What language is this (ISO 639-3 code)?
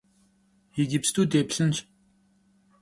kbd